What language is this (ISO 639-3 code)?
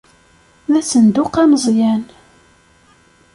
kab